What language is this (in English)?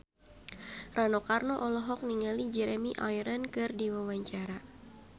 Sundanese